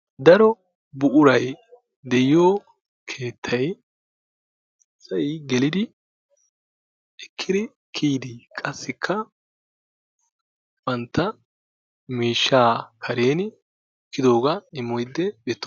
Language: Wolaytta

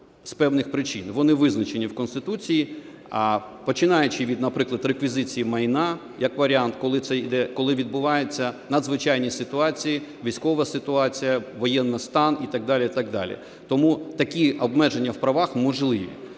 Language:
Ukrainian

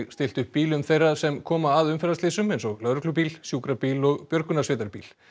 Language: Icelandic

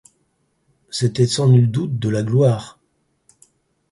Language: French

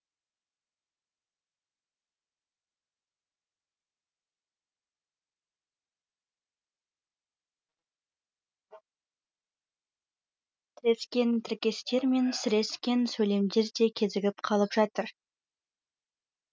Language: Kazakh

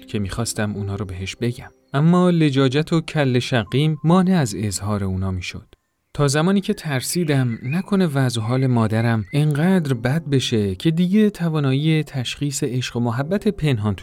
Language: Persian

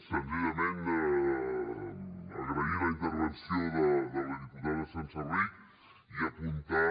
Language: Catalan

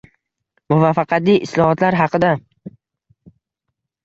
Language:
Uzbek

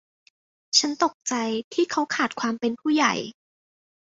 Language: Thai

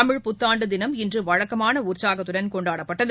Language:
Tamil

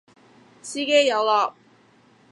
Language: Cantonese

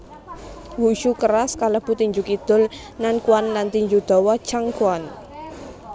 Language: Javanese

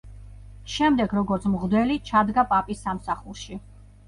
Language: Georgian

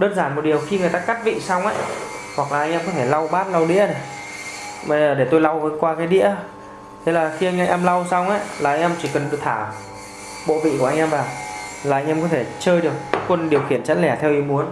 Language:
Vietnamese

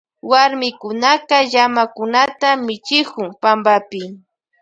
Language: Loja Highland Quichua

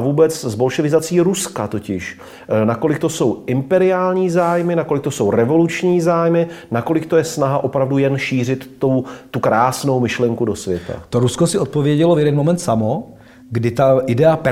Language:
Czech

